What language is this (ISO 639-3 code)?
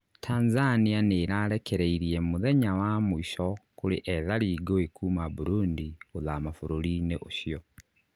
kik